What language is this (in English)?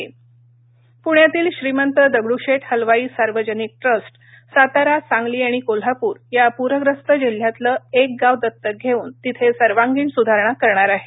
Marathi